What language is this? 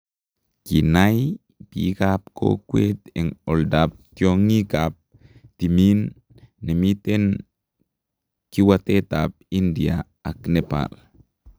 Kalenjin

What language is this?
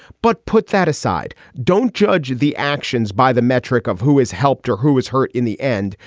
English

